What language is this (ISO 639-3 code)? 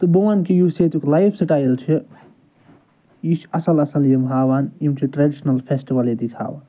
kas